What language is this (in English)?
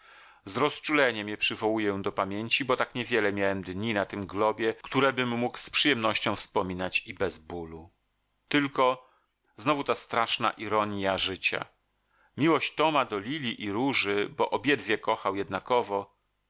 Polish